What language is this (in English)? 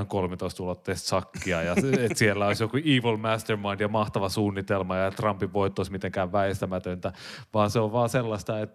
Finnish